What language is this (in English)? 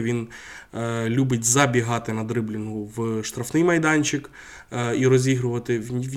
Ukrainian